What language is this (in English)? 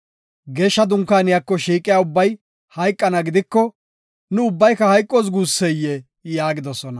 Gofa